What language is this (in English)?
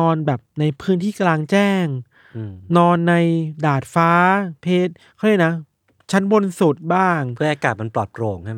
Thai